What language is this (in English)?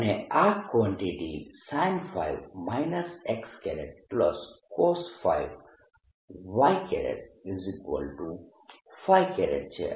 Gujarati